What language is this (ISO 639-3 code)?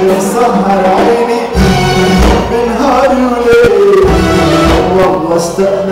ara